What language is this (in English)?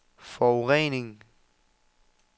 Danish